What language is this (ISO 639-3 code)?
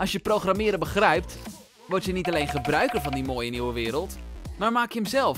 nld